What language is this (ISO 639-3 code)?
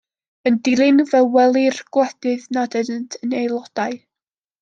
cym